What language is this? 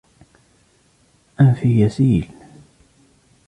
Arabic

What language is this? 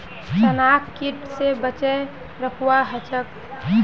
Magahi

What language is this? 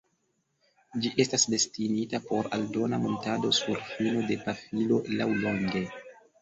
Esperanto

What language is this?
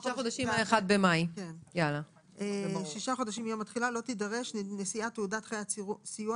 Hebrew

